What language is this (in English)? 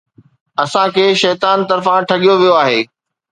Sindhi